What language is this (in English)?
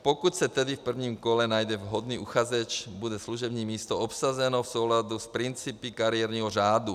Czech